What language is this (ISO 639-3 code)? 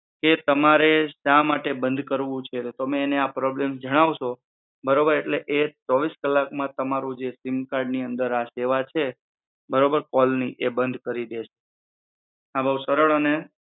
guj